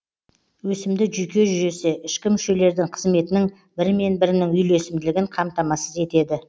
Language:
Kazakh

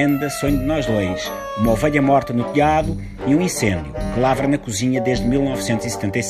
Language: Portuguese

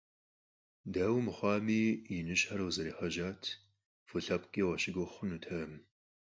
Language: Kabardian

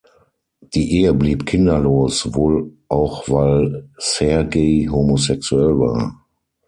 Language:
German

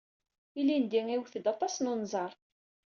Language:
Kabyle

